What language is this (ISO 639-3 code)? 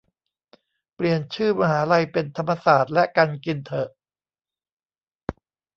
tha